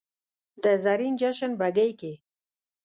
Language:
Pashto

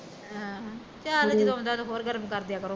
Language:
Punjabi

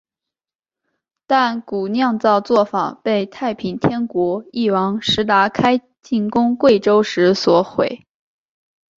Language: Chinese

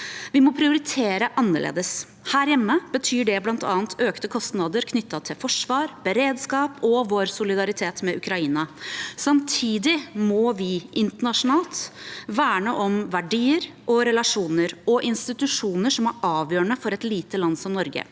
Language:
Norwegian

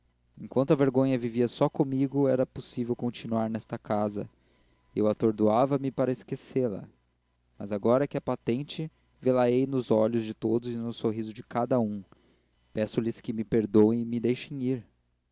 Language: Portuguese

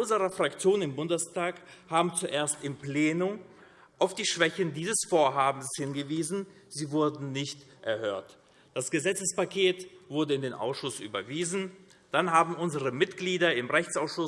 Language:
German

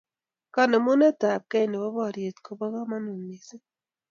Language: Kalenjin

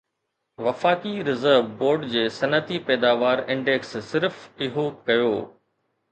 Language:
Sindhi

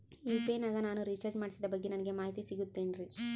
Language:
Kannada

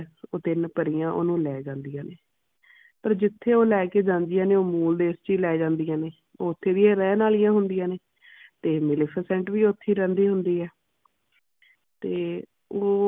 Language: Punjabi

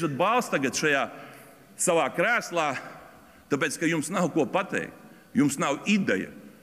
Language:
Latvian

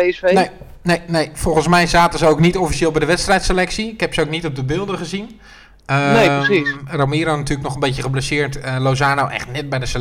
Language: Dutch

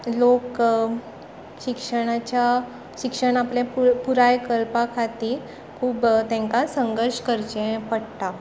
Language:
Konkani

